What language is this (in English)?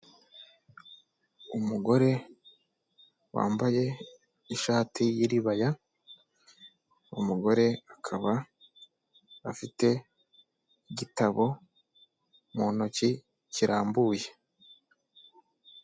Kinyarwanda